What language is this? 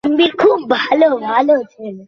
Bangla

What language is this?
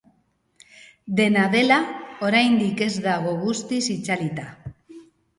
Basque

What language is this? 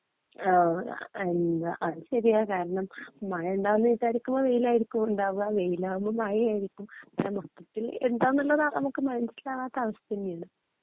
Malayalam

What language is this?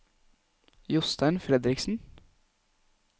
Norwegian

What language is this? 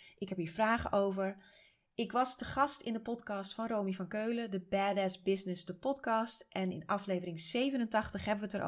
Dutch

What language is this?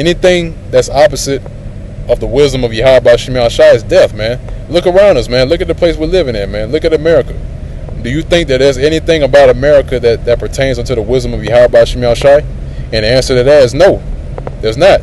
English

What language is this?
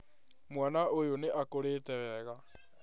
Kikuyu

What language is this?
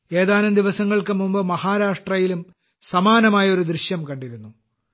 Malayalam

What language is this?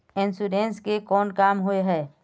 Magahi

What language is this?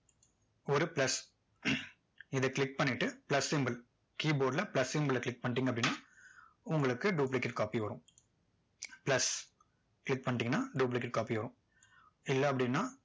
Tamil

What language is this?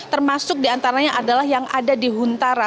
Indonesian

